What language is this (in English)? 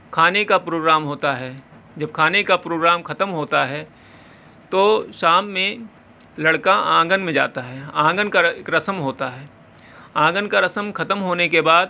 Urdu